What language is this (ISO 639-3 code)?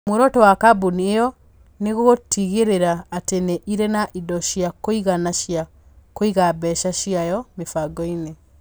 kik